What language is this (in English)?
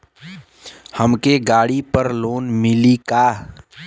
Bhojpuri